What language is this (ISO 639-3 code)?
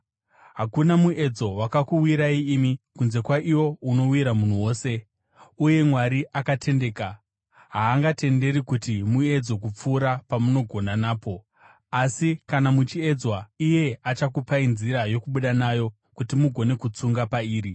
sna